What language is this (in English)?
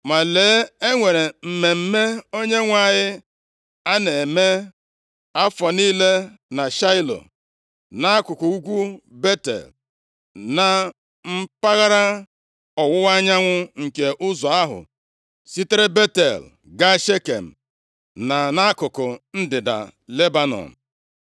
Igbo